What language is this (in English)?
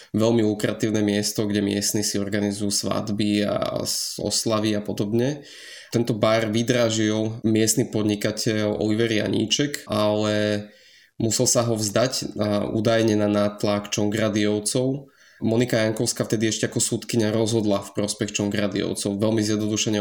Slovak